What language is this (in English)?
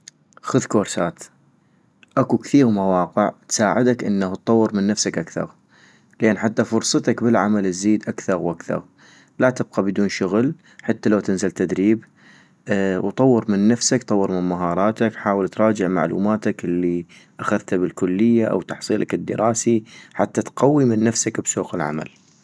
North Mesopotamian Arabic